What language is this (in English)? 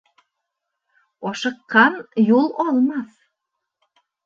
Bashkir